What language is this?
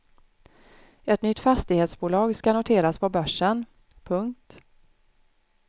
Swedish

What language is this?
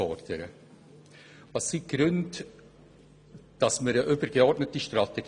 Swiss German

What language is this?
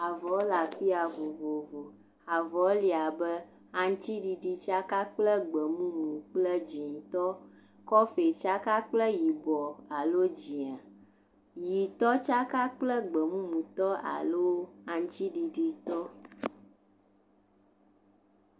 Ewe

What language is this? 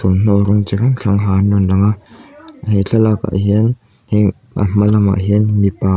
Mizo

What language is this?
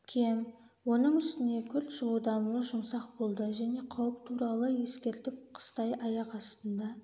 Kazakh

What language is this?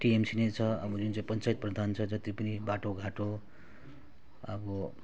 Nepali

